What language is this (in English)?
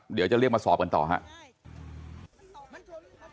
Thai